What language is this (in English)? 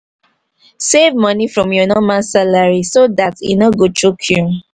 Nigerian Pidgin